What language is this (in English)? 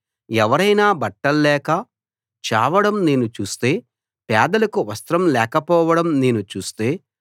Telugu